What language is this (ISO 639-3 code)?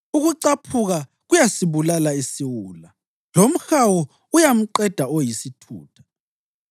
nde